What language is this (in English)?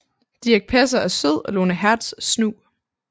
Danish